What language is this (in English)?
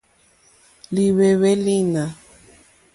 Mokpwe